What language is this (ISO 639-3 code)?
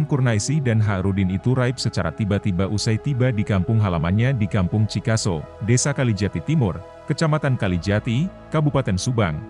ind